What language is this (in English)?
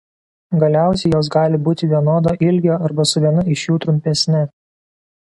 Lithuanian